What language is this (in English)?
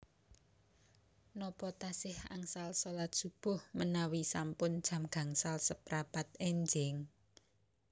Javanese